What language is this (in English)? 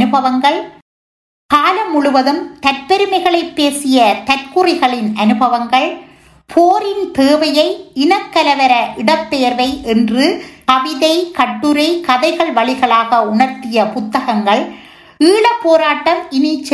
Tamil